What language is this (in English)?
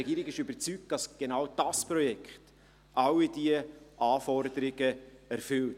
Swiss German